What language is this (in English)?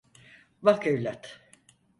Turkish